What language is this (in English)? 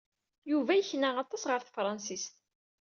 Kabyle